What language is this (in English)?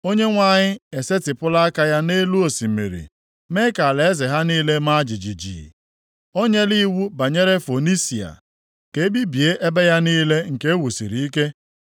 Igbo